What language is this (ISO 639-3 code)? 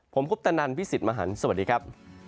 tha